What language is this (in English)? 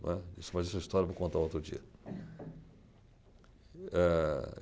Portuguese